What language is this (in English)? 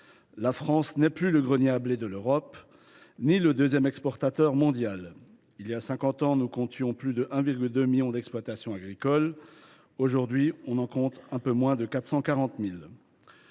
French